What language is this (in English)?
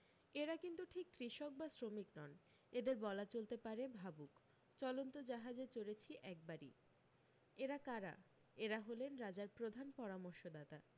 Bangla